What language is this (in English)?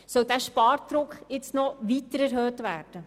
Swiss German